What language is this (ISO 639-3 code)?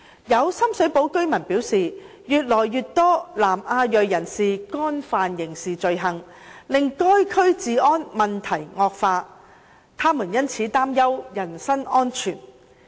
yue